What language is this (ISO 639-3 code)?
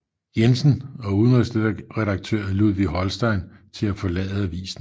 dan